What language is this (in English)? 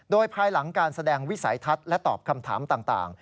Thai